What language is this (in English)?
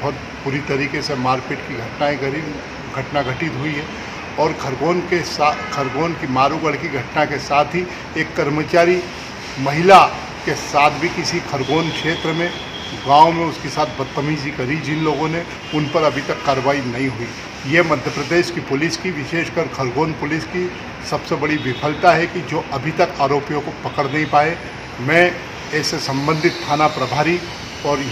Hindi